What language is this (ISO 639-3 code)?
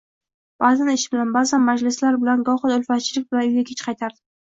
uzb